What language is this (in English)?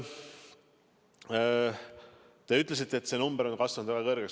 Estonian